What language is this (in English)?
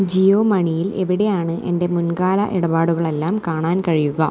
Malayalam